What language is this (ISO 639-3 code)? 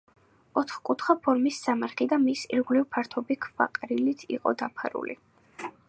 kat